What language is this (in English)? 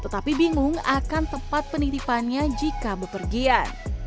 Indonesian